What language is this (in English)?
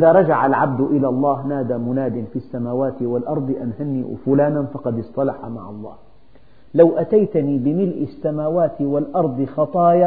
Arabic